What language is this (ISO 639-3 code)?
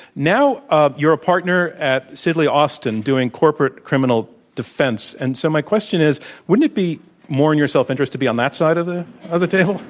eng